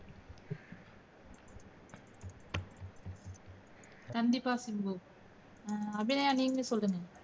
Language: Tamil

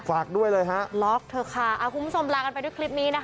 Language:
Thai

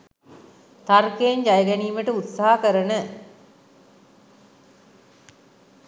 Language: Sinhala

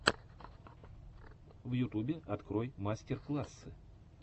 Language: Russian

